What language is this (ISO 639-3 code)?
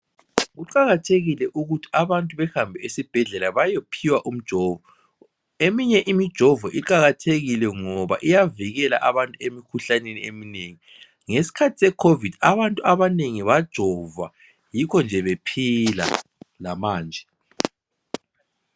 nde